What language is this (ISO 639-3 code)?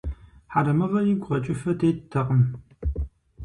kbd